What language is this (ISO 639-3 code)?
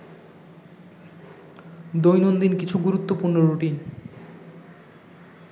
ben